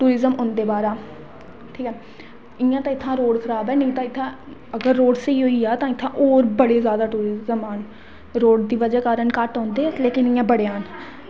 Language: Dogri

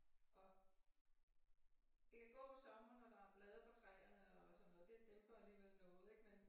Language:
Danish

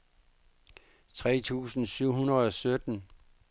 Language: Danish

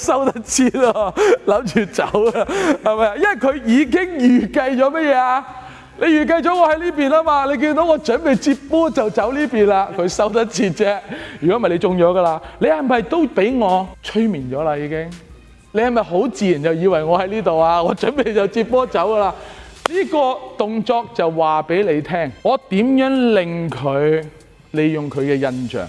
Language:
Chinese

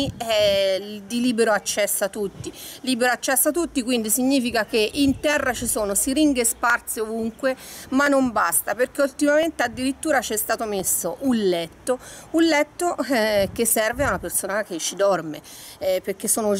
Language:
Italian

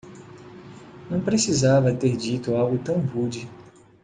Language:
Portuguese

